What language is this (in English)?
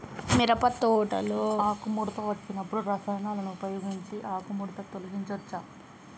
Telugu